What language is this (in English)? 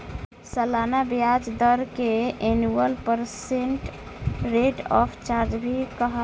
Bhojpuri